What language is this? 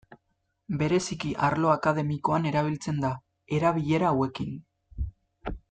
Basque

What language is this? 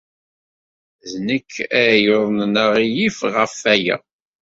Kabyle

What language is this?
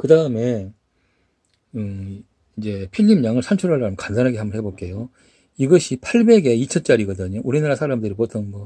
Korean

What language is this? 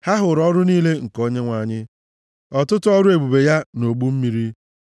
Igbo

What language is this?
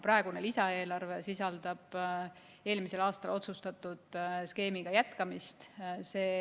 Estonian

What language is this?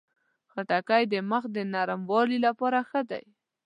Pashto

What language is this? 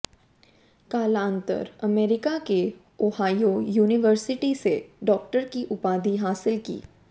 Hindi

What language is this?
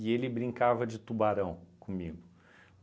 Portuguese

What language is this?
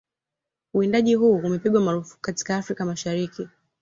Swahili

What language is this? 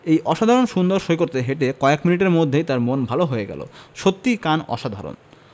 Bangla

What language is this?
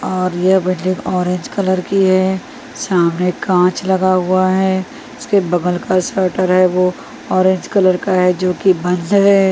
Hindi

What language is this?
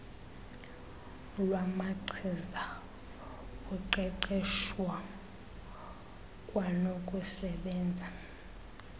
Xhosa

